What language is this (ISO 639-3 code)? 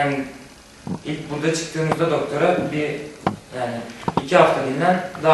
tur